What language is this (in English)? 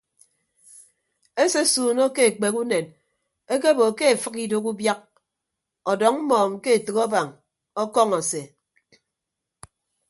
Ibibio